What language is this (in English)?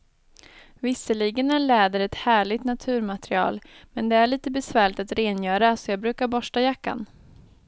Swedish